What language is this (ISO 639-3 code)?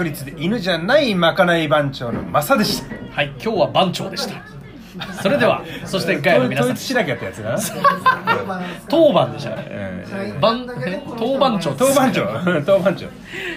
jpn